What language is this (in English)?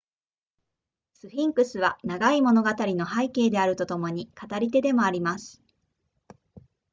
Japanese